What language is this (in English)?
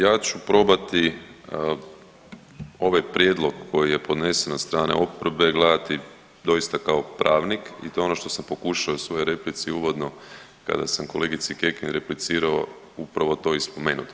Croatian